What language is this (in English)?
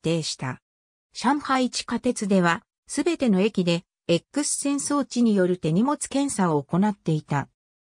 Japanese